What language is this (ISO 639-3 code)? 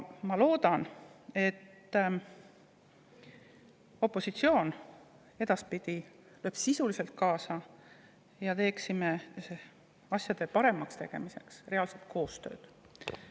est